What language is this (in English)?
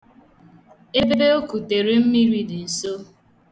Igbo